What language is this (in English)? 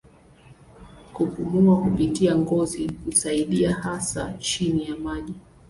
Swahili